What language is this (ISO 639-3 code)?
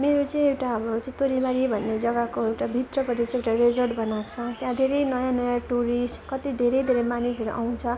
nep